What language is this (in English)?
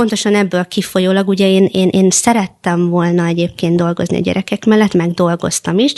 Hungarian